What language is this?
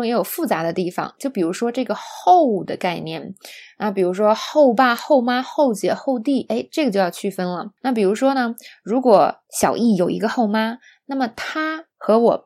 Chinese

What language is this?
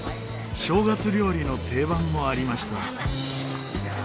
Japanese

